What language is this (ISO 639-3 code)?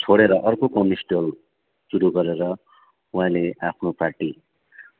nep